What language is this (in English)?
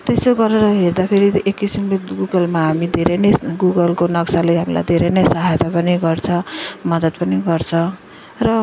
Nepali